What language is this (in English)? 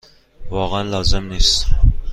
Persian